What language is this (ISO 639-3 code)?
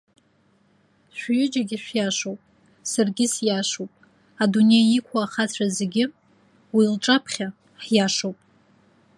abk